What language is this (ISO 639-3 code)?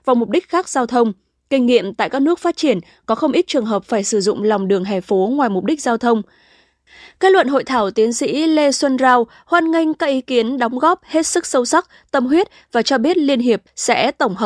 vie